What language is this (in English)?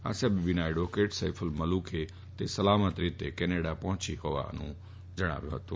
Gujarati